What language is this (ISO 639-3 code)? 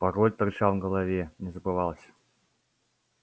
rus